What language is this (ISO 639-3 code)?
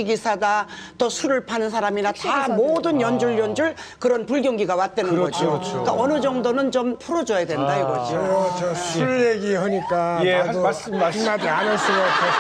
kor